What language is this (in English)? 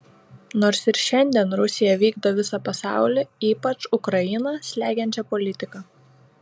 Lithuanian